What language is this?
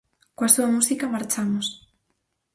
Galician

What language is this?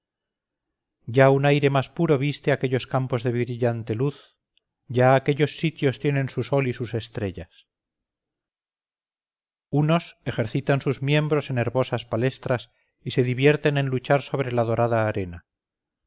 Spanish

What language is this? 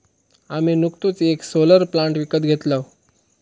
Marathi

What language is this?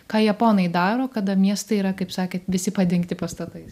Lithuanian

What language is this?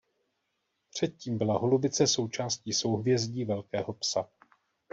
Czech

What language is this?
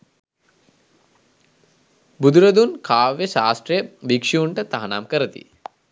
Sinhala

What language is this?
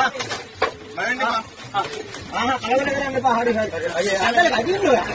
Korean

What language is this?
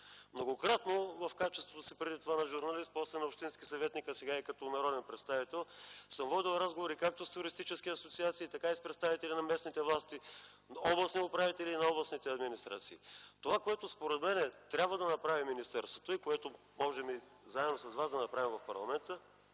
Bulgarian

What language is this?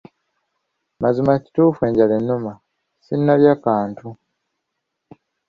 Ganda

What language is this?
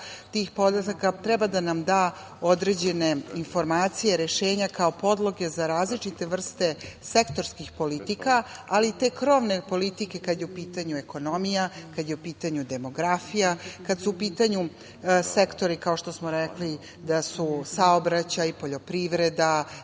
Serbian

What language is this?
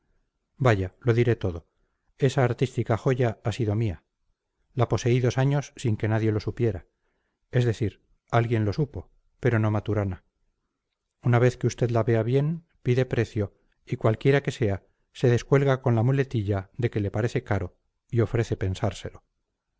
Spanish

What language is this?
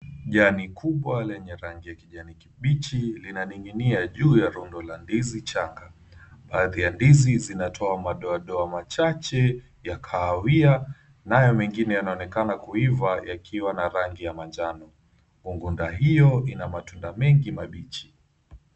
Swahili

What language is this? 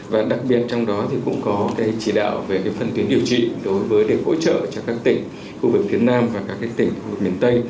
Vietnamese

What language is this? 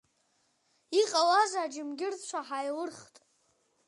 Abkhazian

